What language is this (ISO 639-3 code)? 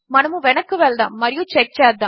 tel